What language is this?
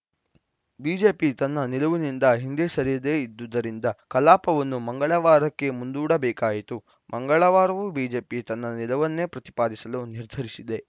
Kannada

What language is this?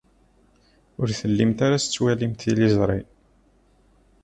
Kabyle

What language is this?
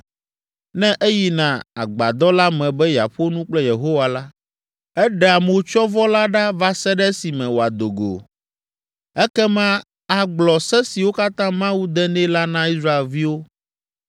Ewe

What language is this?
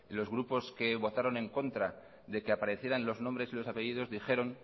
Spanish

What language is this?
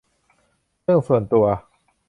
Thai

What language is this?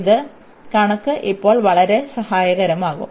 Malayalam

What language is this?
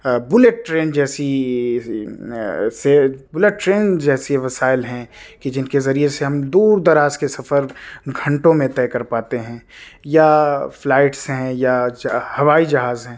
Urdu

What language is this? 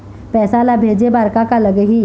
Chhattisgarhi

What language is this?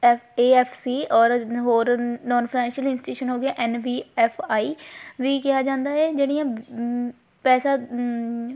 Punjabi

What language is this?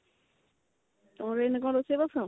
Odia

